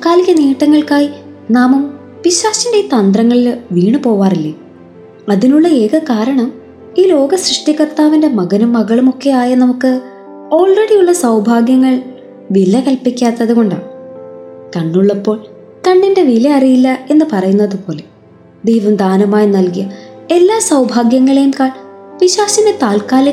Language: Malayalam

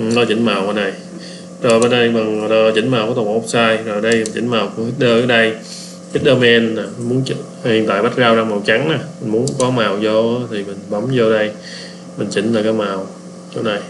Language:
Vietnamese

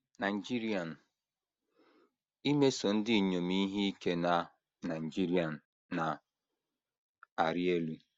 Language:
Igbo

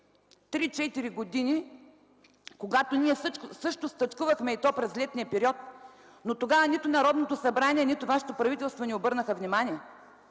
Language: Bulgarian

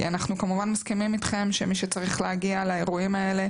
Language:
Hebrew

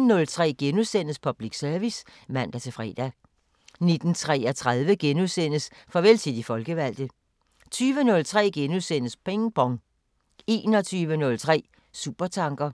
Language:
Danish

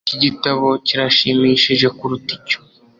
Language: Kinyarwanda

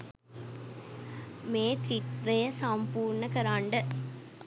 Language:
Sinhala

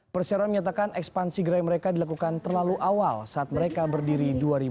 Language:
Indonesian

